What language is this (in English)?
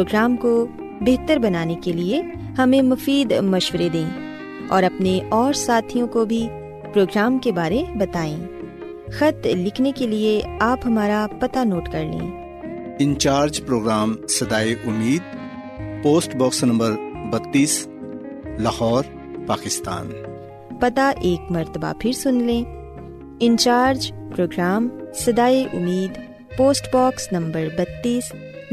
Urdu